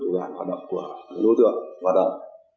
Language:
Vietnamese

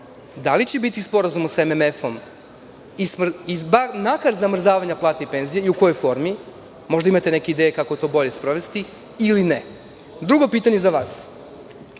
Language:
Serbian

